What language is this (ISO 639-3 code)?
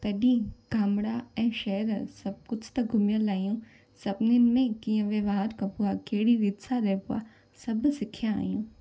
snd